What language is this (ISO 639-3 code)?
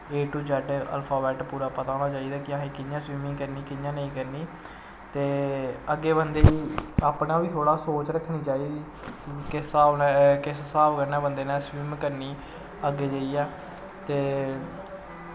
doi